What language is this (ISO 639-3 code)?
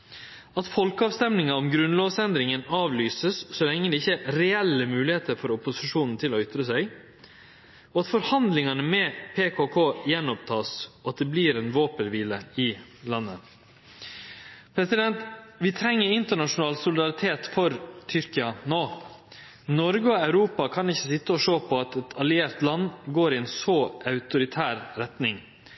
nno